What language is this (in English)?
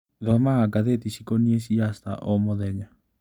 Kikuyu